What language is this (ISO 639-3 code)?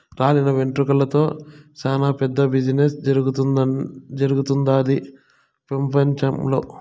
tel